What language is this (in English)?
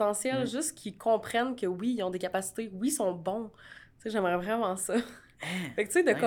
French